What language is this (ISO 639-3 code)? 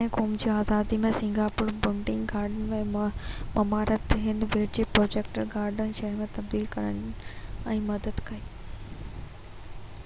snd